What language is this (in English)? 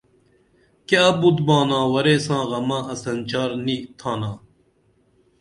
Dameli